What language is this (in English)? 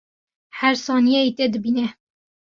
Kurdish